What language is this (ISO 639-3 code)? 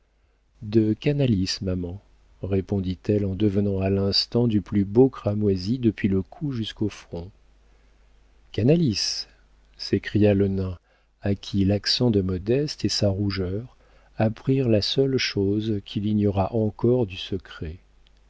fra